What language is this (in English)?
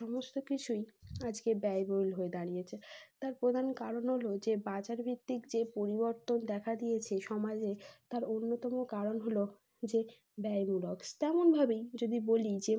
Bangla